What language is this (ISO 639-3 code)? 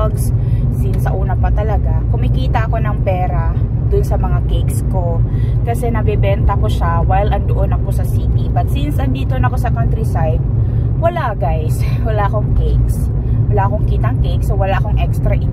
fil